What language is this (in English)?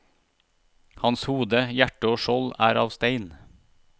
Norwegian